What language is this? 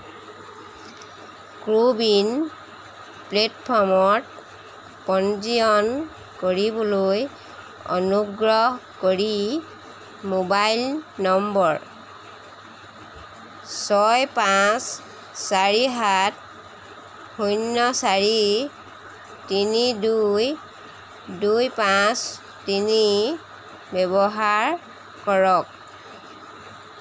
Assamese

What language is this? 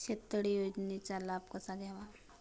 Marathi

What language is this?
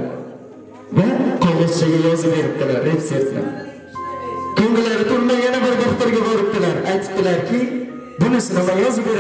Turkish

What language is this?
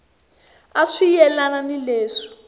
Tsonga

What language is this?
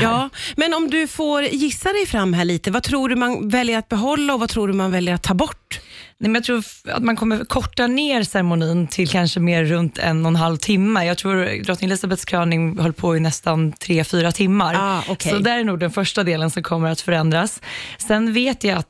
Swedish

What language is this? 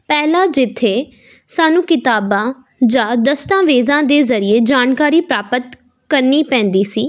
Punjabi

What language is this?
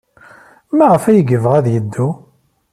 Kabyle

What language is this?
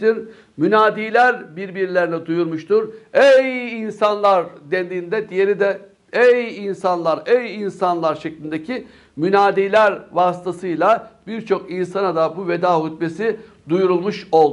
Turkish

